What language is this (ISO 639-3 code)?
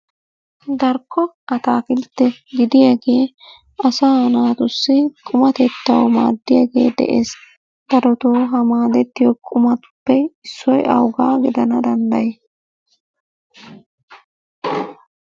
wal